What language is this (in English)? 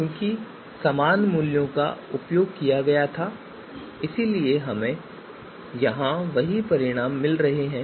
Hindi